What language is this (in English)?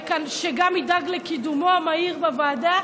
Hebrew